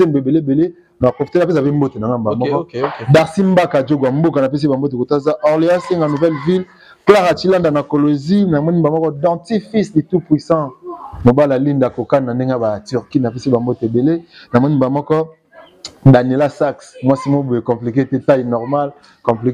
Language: French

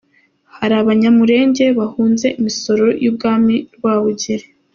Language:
Kinyarwanda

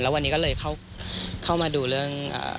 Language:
Thai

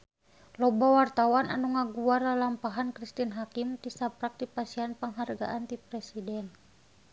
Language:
Sundanese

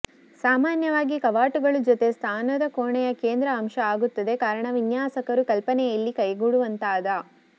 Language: Kannada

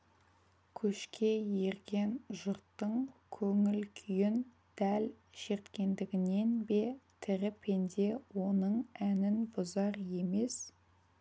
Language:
Kazakh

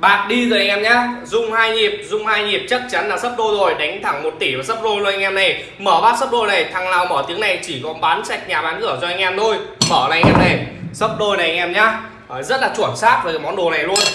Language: Vietnamese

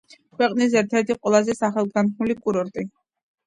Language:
Georgian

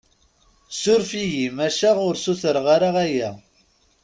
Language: Kabyle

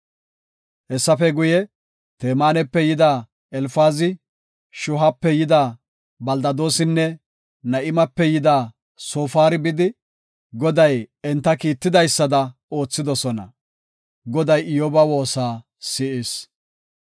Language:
Gofa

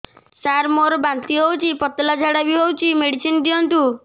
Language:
Odia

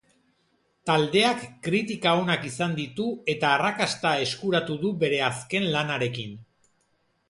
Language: Basque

